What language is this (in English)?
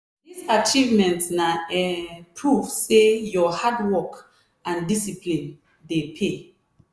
Nigerian Pidgin